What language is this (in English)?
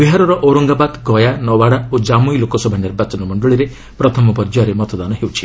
Odia